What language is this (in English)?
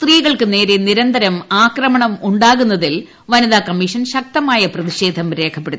Malayalam